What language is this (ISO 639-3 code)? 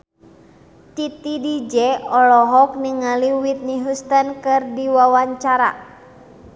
sun